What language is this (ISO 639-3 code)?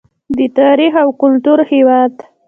pus